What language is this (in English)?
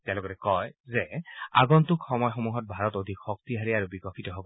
Assamese